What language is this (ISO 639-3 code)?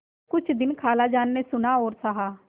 hin